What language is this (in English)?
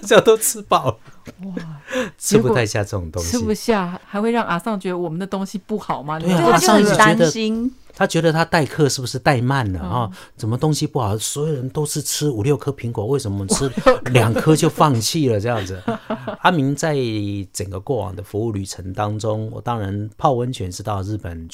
Chinese